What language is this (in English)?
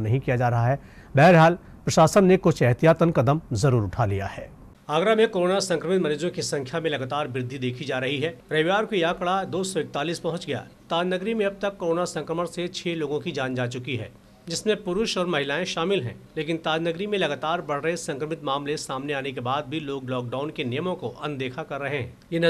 Hindi